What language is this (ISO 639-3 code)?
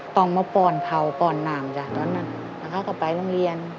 tha